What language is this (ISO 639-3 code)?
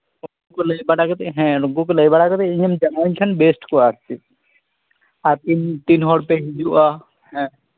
sat